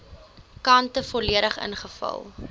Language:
Afrikaans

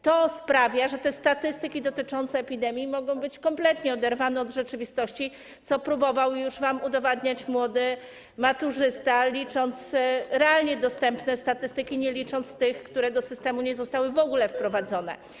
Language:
Polish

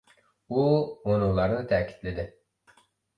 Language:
Uyghur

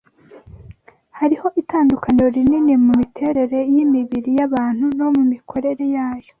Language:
Kinyarwanda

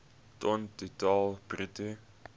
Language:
Afrikaans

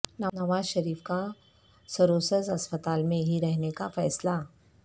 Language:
Urdu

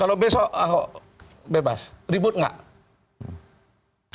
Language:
Indonesian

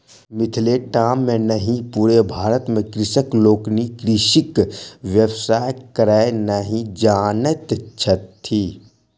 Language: Maithili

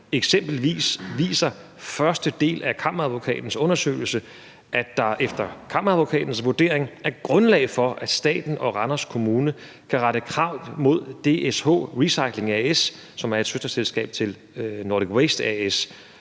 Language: Danish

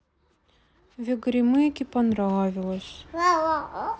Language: Russian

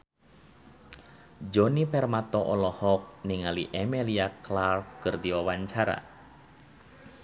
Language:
Sundanese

